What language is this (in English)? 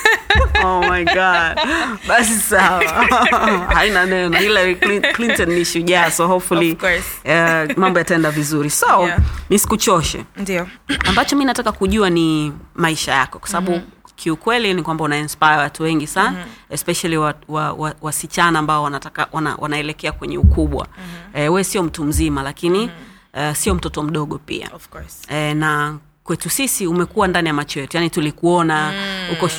Swahili